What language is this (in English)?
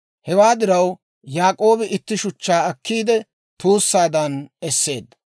Dawro